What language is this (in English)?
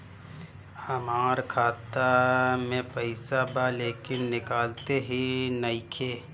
Bhojpuri